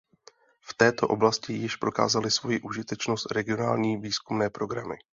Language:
Czech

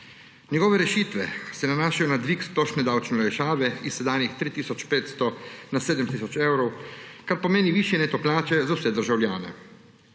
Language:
Slovenian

